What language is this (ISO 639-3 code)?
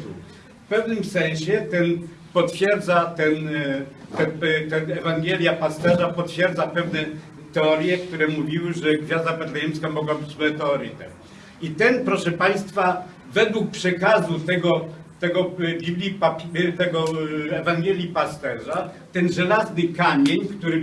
pol